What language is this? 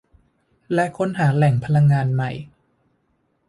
Thai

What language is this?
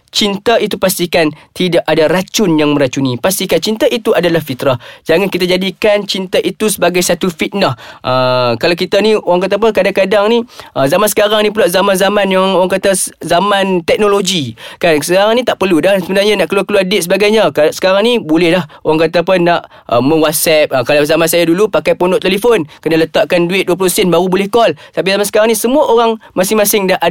Malay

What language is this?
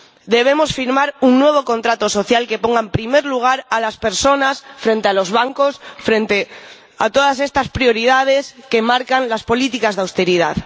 Spanish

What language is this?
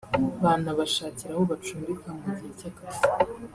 Kinyarwanda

